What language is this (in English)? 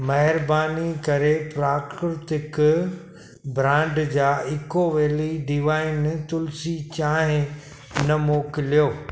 Sindhi